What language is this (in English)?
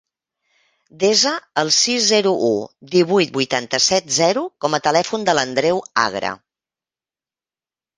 Catalan